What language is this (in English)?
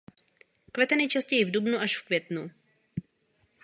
Czech